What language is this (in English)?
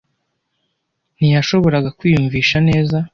Kinyarwanda